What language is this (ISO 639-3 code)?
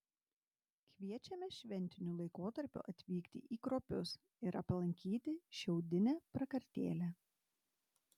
lit